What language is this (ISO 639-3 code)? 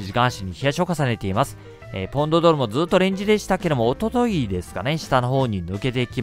jpn